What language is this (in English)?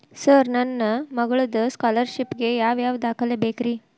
Kannada